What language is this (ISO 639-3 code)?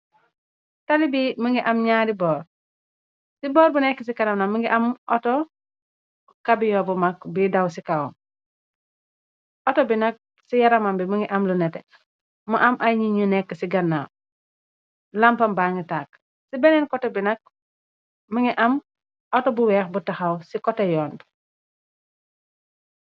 wol